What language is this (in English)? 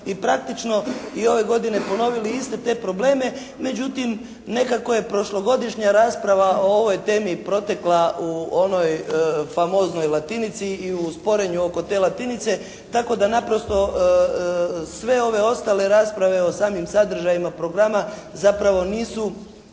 Croatian